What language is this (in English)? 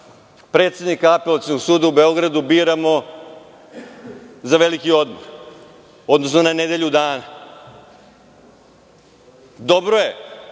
Serbian